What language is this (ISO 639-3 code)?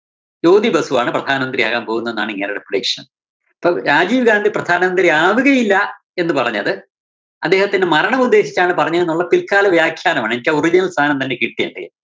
mal